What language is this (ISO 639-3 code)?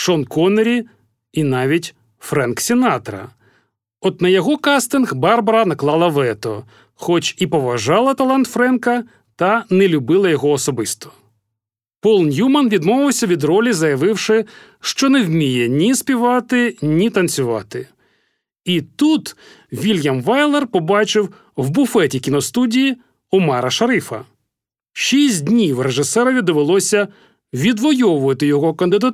ukr